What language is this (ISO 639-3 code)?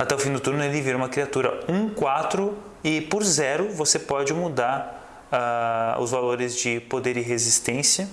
por